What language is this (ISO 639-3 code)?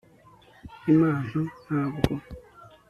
kin